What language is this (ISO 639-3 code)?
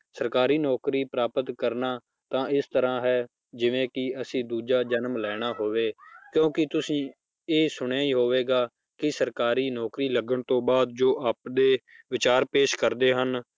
pan